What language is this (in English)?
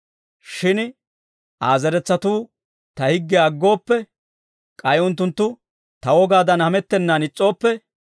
Dawro